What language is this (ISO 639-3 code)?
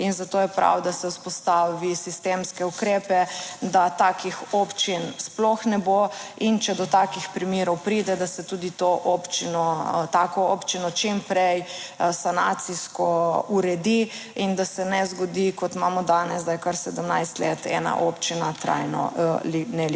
slv